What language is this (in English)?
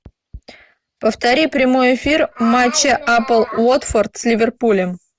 Russian